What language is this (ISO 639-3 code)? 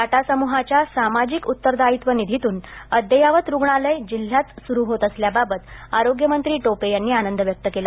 mar